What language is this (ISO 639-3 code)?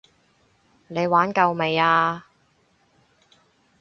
yue